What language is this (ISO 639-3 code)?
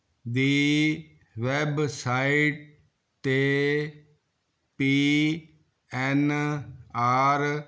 pan